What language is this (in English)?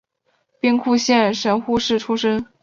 Chinese